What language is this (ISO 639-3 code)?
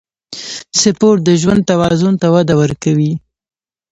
pus